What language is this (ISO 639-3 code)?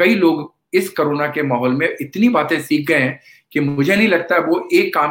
hin